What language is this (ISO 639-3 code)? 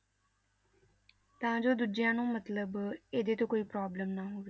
pan